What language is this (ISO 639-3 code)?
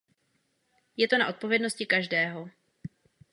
ces